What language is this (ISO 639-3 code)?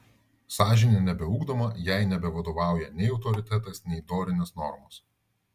lit